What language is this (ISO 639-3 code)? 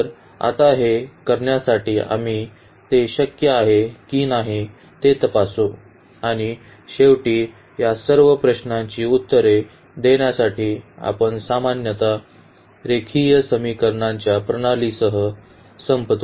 mar